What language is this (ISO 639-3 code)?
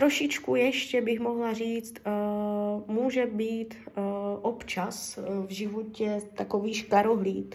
ces